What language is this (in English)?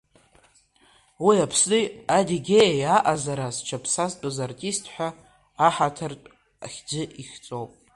Abkhazian